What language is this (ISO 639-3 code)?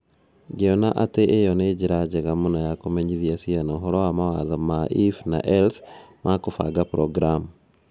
kik